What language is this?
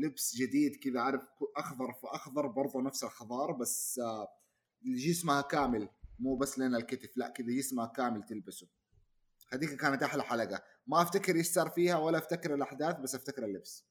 Arabic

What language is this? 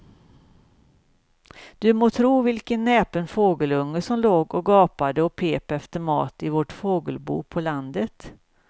Swedish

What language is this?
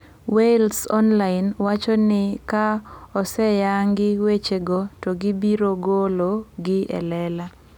Luo (Kenya and Tanzania)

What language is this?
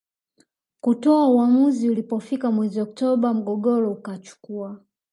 Swahili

